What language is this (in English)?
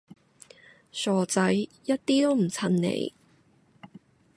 Cantonese